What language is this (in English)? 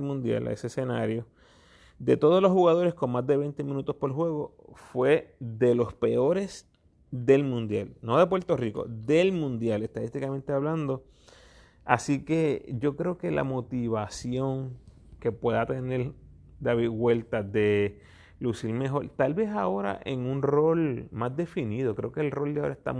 Spanish